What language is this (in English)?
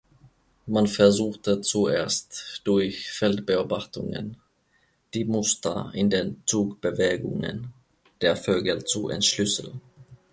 German